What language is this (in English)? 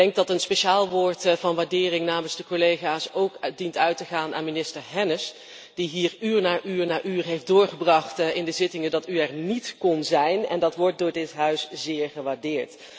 Dutch